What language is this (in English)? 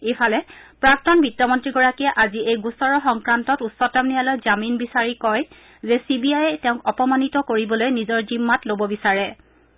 Assamese